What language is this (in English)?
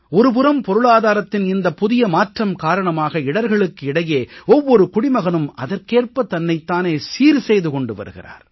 Tamil